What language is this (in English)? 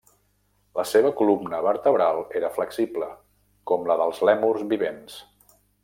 Catalan